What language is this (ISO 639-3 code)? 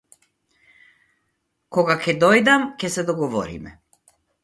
mkd